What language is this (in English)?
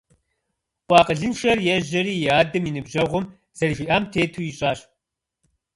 Kabardian